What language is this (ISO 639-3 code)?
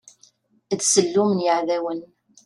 kab